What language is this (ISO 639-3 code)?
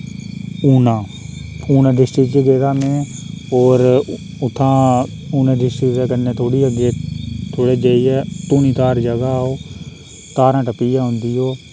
doi